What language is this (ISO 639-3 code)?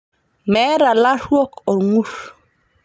mas